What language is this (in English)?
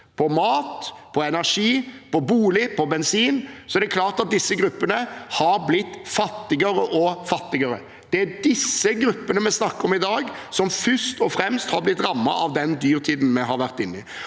Norwegian